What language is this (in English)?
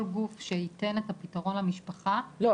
Hebrew